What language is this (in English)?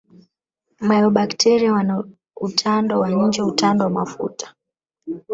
Swahili